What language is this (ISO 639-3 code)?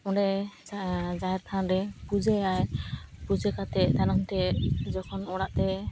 sat